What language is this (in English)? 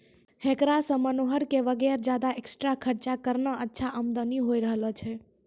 Maithili